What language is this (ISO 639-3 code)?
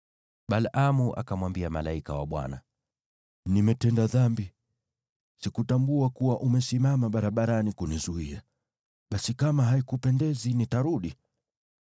swa